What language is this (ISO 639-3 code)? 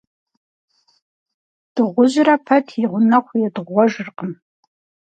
kbd